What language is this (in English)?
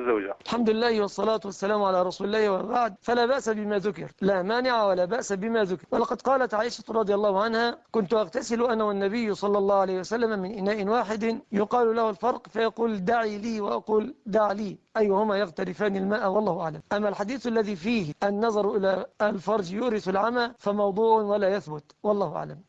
Arabic